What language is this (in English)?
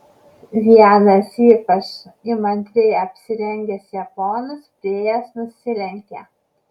Lithuanian